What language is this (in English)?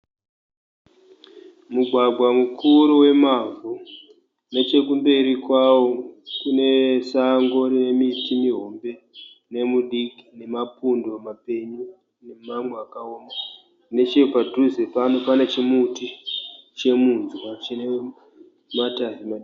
Shona